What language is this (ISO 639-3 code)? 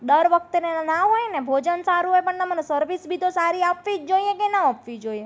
guj